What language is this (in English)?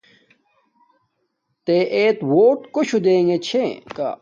Domaaki